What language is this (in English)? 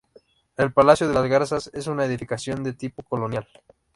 Spanish